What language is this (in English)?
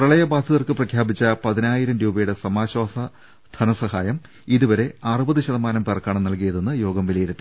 Malayalam